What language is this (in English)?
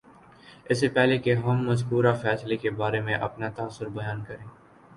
Urdu